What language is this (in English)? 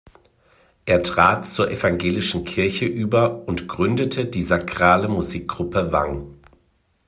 German